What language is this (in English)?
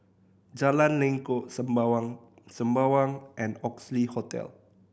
English